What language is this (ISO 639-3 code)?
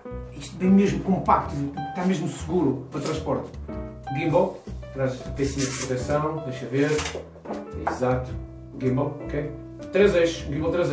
por